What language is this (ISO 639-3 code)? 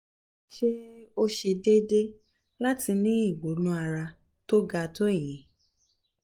yor